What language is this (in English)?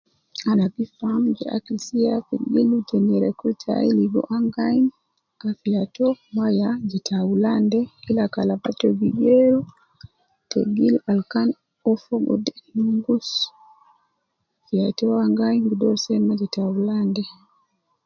Nubi